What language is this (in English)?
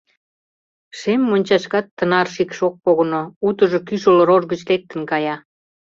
Mari